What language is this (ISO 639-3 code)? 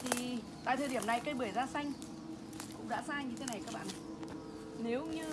vie